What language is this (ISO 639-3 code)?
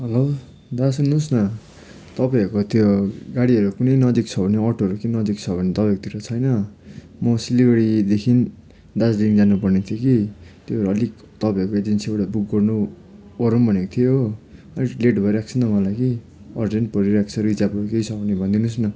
nep